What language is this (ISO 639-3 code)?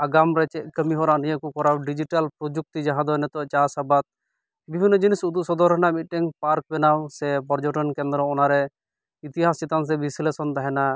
sat